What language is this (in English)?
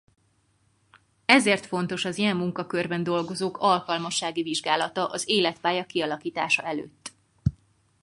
Hungarian